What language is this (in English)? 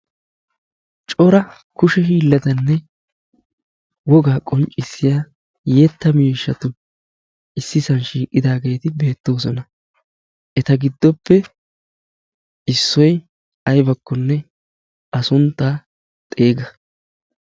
Wolaytta